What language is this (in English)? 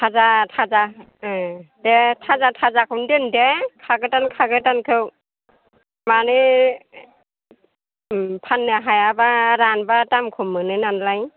Bodo